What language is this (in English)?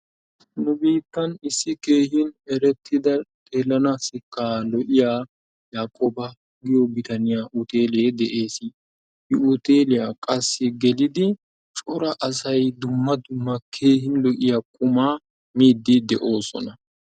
Wolaytta